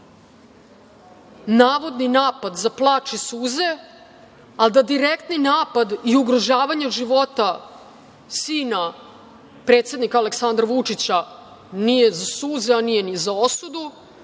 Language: Serbian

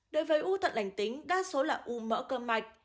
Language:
Vietnamese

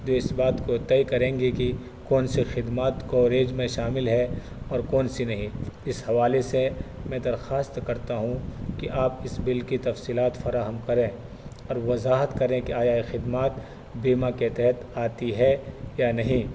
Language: Urdu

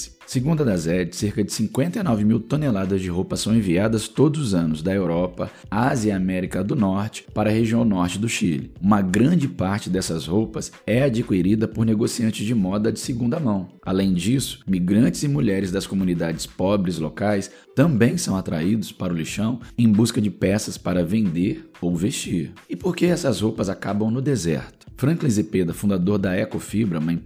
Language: Portuguese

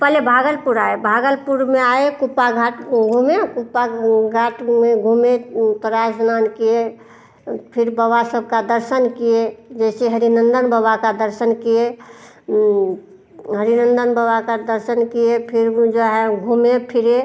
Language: Hindi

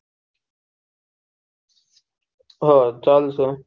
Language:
Gujarati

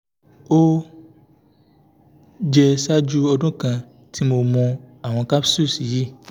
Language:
Yoruba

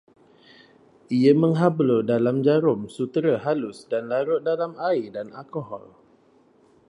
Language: Malay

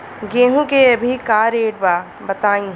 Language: Bhojpuri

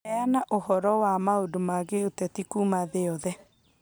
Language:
Kikuyu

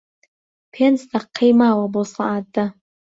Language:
Central Kurdish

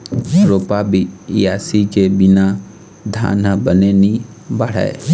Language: Chhattisgarhi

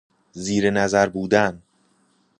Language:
Persian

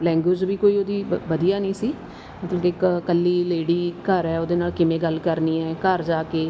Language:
Punjabi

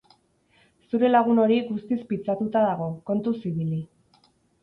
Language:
Basque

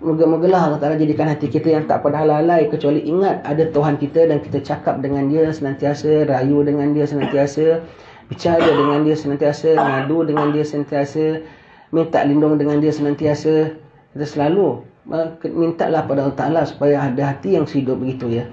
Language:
Malay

